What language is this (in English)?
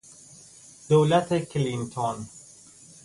Persian